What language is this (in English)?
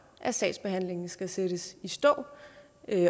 Danish